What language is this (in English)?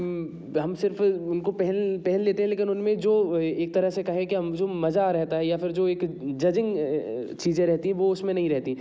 Hindi